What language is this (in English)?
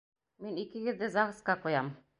Bashkir